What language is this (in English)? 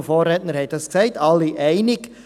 Swiss German